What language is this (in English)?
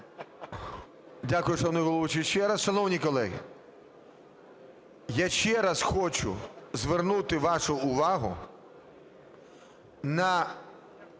Ukrainian